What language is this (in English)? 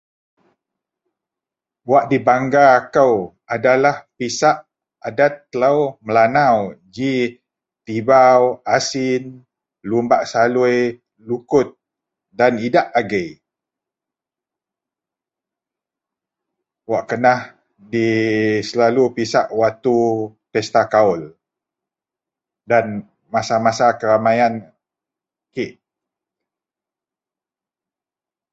Central Melanau